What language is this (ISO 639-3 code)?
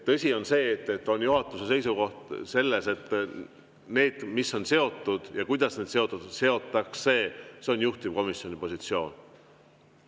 est